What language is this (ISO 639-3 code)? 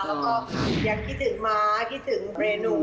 tha